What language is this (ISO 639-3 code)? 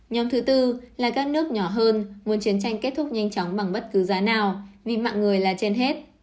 vie